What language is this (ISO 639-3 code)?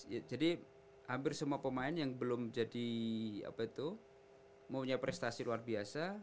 ind